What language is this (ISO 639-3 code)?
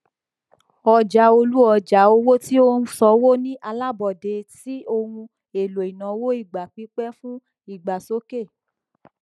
yor